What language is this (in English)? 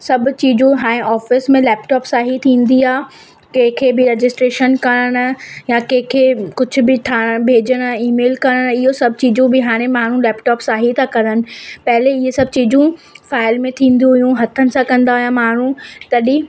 Sindhi